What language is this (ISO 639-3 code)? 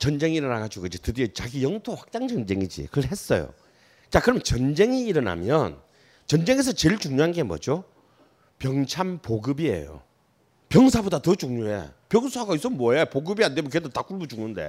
kor